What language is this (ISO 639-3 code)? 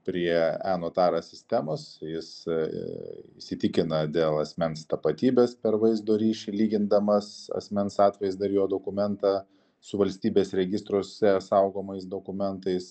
lit